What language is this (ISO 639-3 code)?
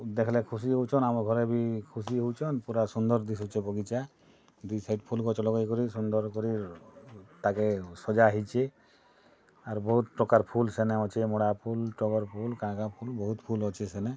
ori